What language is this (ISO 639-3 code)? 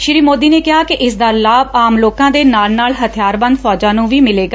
pan